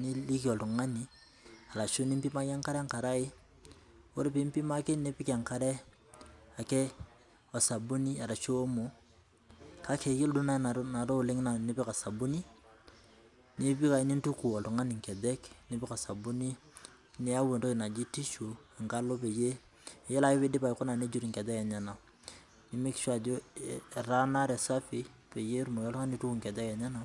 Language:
Masai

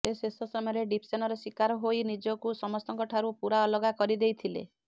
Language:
Odia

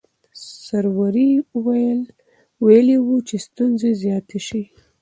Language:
Pashto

